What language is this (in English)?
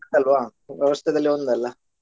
Kannada